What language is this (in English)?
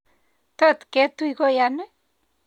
Kalenjin